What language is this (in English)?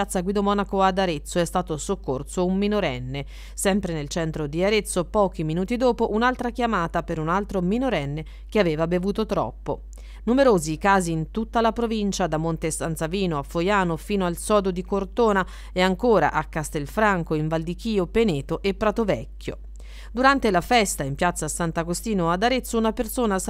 Italian